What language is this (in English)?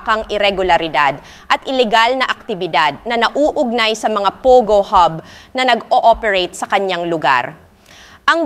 Filipino